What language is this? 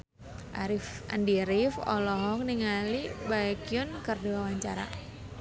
Sundanese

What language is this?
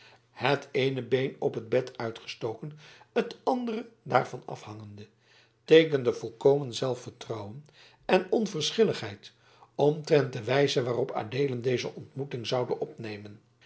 Dutch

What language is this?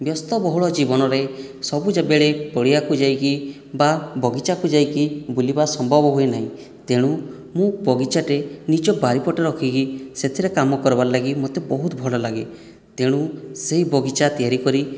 Odia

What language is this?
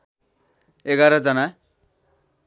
Nepali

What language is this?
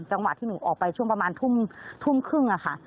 Thai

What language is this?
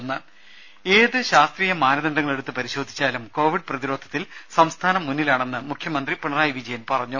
Malayalam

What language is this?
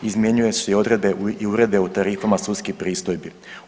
Croatian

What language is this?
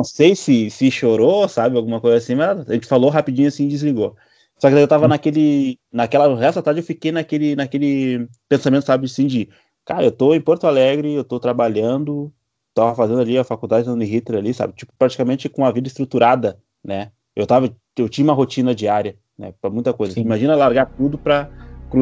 Portuguese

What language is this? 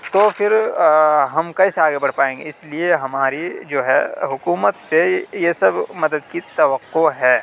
Urdu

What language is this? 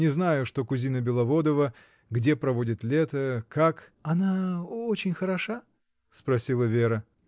Russian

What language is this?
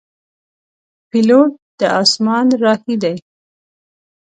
Pashto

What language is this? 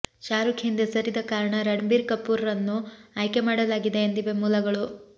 Kannada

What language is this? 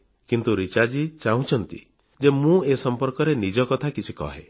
Odia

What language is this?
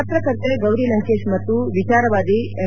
Kannada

